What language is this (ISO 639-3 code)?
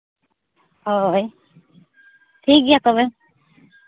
sat